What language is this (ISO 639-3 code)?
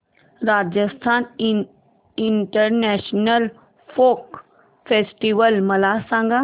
mar